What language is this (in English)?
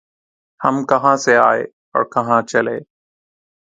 Urdu